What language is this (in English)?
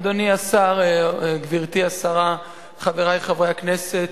Hebrew